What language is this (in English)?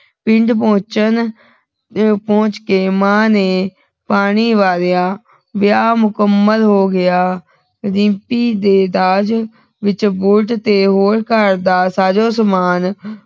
Punjabi